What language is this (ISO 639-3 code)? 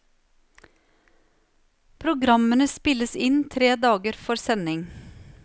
nor